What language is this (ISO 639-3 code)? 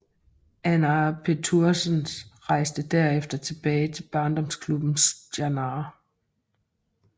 dan